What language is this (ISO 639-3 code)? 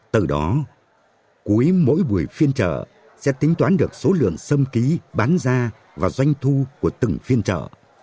vie